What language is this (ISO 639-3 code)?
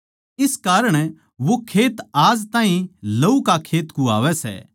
bgc